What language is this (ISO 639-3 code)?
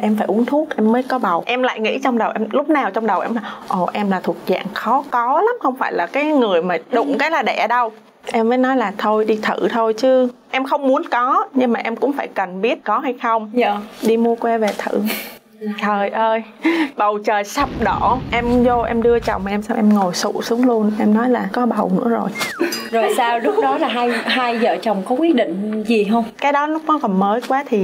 vie